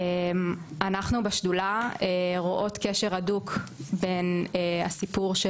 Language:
Hebrew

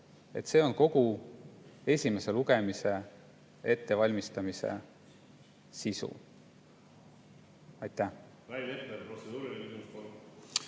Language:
Estonian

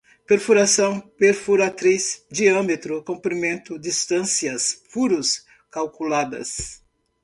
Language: Portuguese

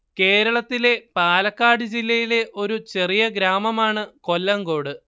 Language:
Malayalam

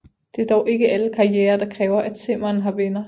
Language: Danish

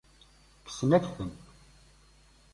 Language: Kabyle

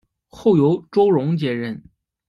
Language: Chinese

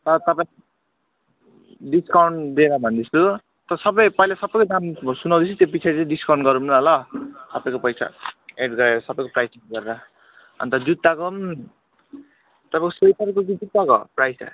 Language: Nepali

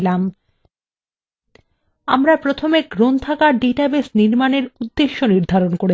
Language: Bangla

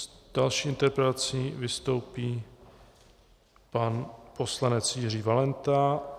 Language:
Czech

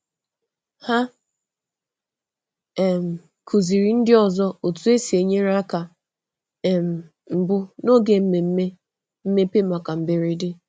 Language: Igbo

